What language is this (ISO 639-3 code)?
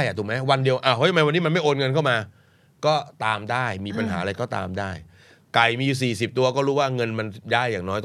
tha